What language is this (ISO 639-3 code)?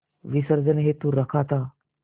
hin